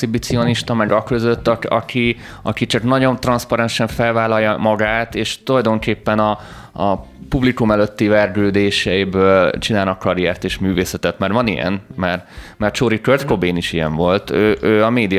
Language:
Hungarian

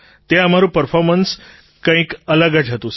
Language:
Gujarati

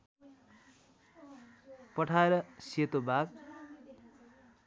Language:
Nepali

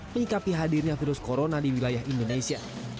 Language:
Indonesian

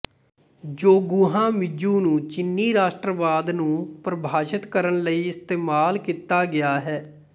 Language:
Punjabi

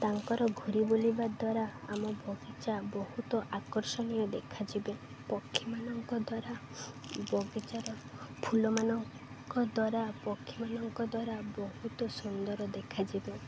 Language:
Odia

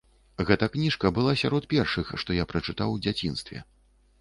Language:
Belarusian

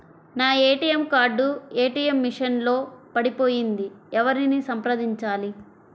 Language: Telugu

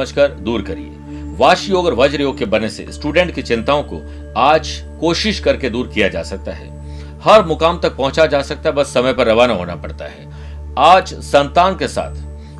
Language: Hindi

